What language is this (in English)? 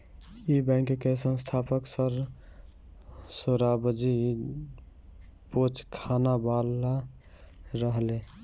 Bhojpuri